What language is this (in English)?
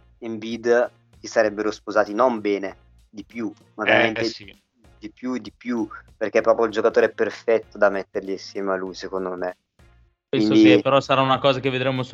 Italian